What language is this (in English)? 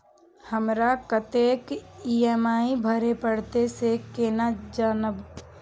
Maithili